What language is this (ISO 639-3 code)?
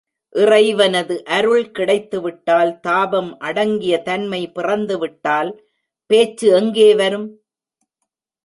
tam